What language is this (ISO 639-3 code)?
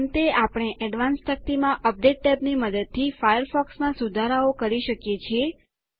guj